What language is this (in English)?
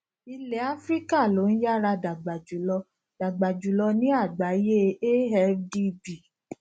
Yoruba